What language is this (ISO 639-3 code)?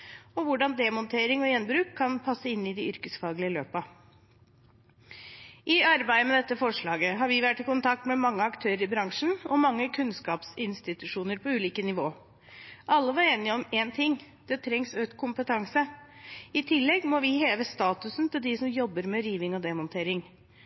nob